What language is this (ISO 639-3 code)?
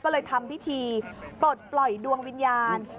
tha